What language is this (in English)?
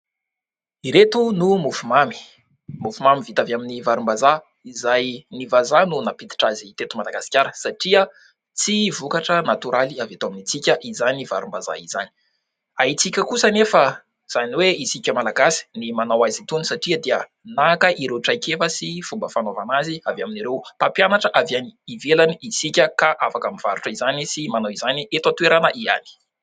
Malagasy